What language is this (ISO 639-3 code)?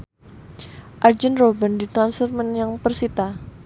jav